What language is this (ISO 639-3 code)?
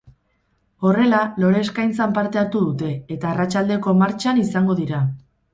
eus